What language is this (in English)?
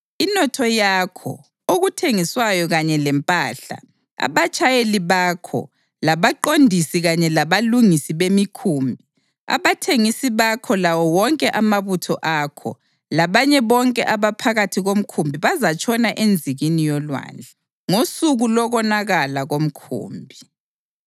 North Ndebele